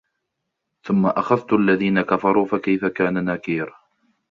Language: Arabic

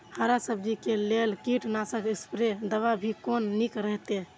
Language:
Maithili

